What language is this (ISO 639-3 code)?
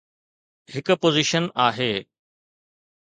snd